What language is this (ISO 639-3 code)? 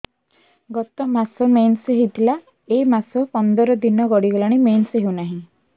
ori